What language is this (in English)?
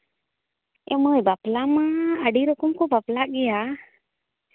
Santali